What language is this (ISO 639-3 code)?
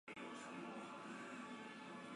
zho